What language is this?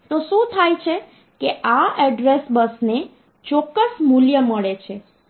Gujarati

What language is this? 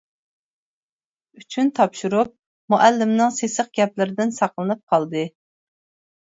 Uyghur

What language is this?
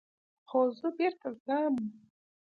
Pashto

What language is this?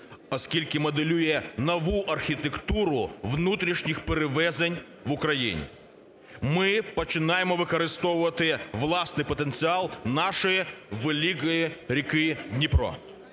Ukrainian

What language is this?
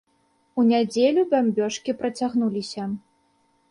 Belarusian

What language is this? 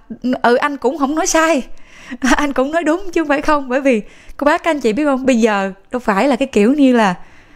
Vietnamese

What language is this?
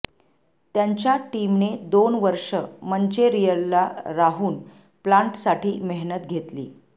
Marathi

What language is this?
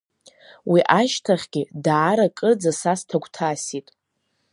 Abkhazian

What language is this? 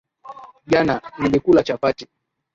Swahili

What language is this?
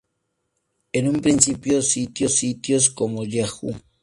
Spanish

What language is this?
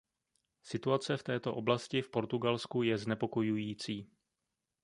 Czech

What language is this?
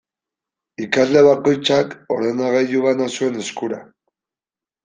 Basque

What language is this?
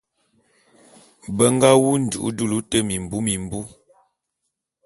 Bulu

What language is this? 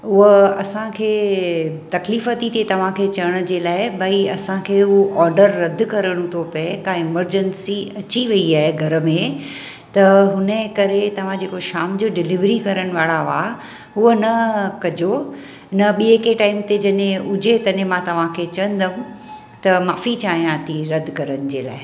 Sindhi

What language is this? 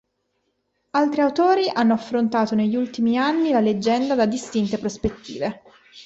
Italian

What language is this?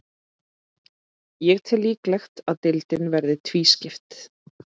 Icelandic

